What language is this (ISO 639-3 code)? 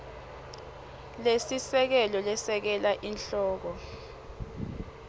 ssw